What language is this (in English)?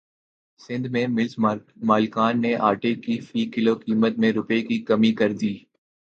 Urdu